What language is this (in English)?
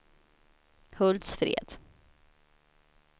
Swedish